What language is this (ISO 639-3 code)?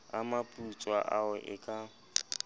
sot